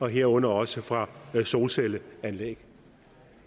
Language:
Danish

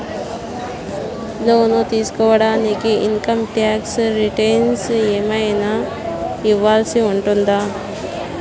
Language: Telugu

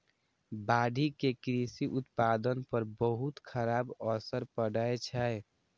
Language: Maithili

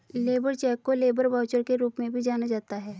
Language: Hindi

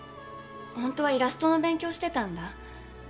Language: Japanese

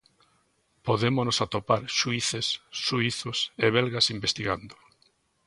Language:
Galician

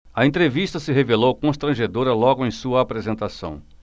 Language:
Portuguese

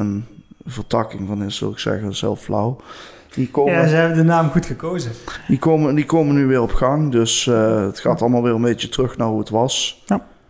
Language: Dutch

